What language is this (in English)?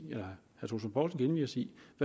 Danish